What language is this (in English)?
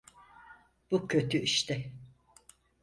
Turkish